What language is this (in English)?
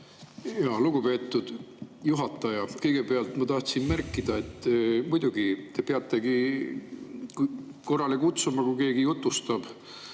Estonian